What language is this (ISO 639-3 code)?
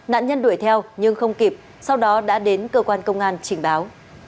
vie